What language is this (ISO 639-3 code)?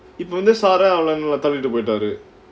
eng